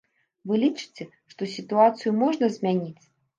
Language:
Belarusian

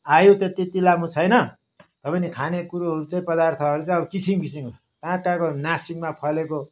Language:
Nepali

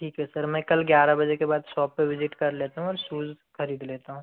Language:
Hindi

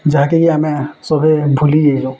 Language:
Odia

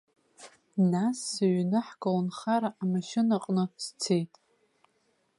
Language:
Abkhazian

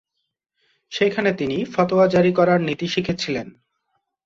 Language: Bangla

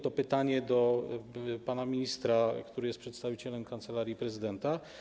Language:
Polish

